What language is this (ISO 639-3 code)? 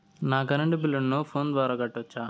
tel